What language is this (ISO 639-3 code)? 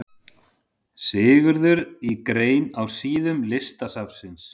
isl